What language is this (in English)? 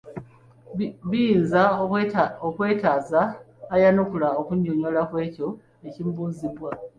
Ganda